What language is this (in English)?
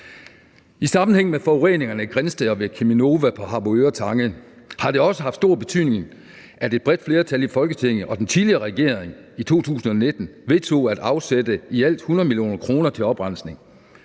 Danish